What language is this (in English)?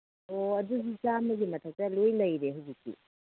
Manipuri